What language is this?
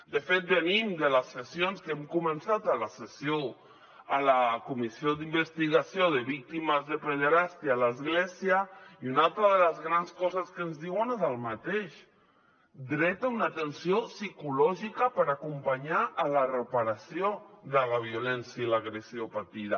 Catalan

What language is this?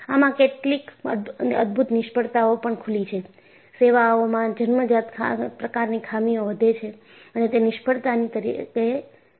Gujarati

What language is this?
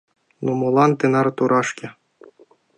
Mari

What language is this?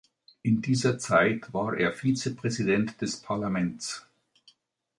German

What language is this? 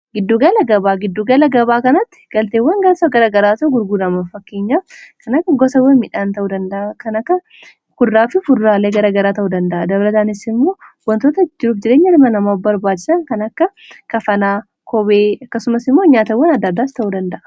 Oromo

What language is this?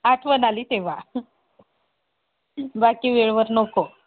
Marathi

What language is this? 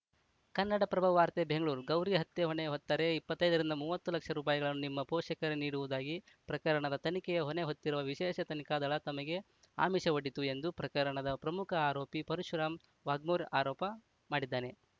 Kannada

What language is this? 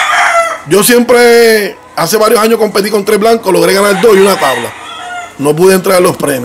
Spanish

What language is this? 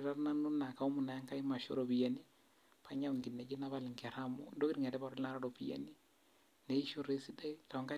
Masai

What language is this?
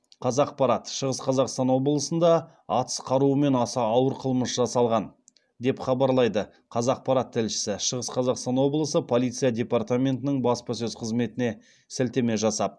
Kazakh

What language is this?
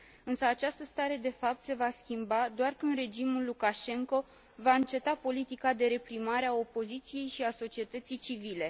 Romanian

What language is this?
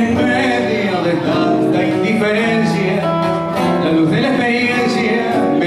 Greek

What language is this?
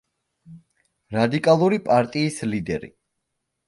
Georgian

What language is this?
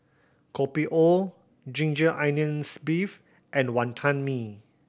English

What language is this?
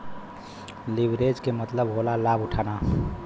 Bhojpuri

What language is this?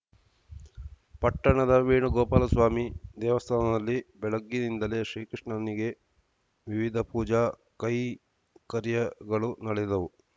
Kannada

